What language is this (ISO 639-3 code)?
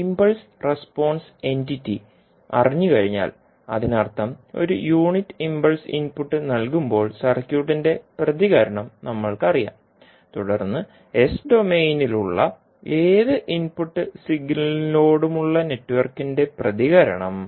mal